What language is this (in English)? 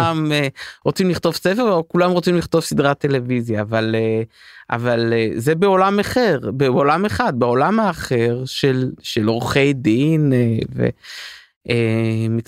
Hebrew